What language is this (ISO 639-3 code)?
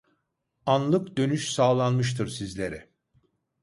tur